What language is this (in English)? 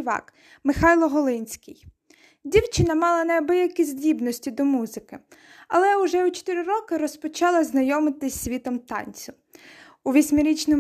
Ukrainian